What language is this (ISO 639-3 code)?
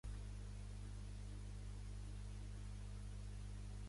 cat